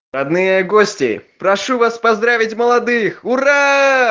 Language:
Russian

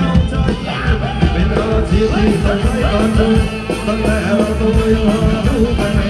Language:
Indonesian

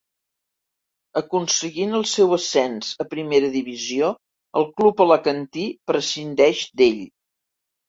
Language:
Catalan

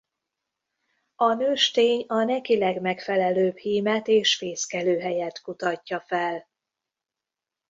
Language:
Hungarian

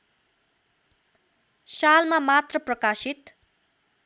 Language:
Nepali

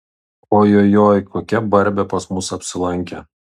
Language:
Lithuanian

